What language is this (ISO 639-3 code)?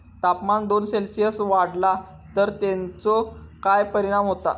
mar